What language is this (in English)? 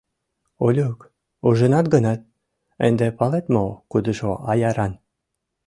Mari